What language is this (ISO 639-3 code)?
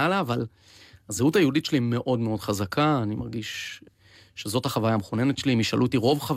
heb